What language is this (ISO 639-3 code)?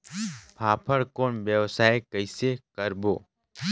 hne